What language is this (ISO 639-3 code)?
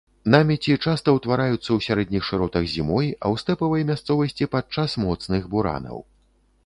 bel